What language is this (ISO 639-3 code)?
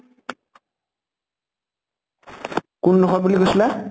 asm